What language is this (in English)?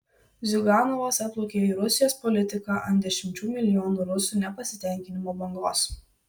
Lithuanian